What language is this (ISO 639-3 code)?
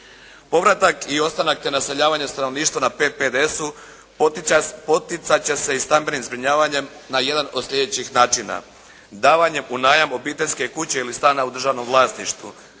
hrv